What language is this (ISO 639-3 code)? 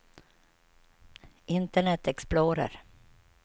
swe